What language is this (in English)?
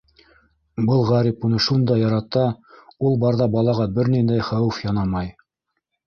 Bashkir